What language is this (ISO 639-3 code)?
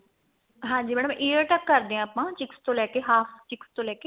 pan